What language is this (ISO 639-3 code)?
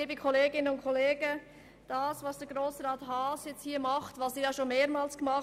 gsw